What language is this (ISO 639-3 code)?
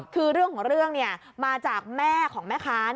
tha